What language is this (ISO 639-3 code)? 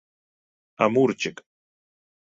ukr